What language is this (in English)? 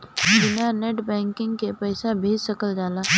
Bhojpuri